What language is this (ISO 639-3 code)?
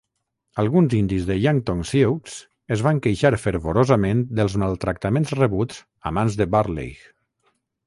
cat